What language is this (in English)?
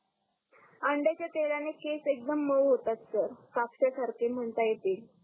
Marathi